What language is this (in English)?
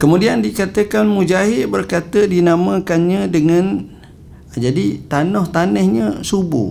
Malay